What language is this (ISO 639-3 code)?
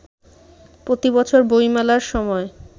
ben